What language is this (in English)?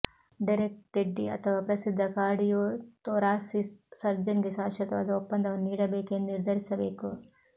Kannada